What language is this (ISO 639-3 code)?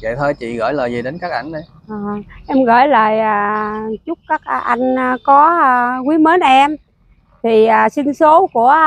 vie